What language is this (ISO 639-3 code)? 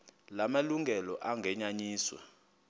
xho